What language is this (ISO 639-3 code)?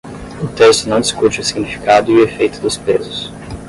por